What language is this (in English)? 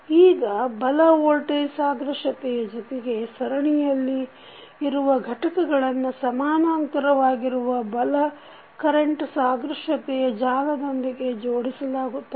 Kannada